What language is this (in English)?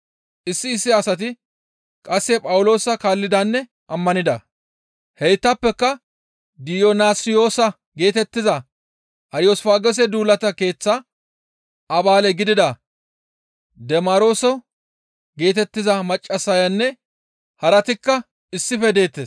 Gamo